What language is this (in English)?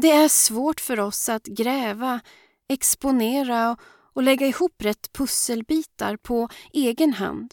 Swedish